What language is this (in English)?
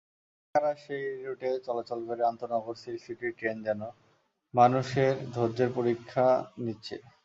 Bangla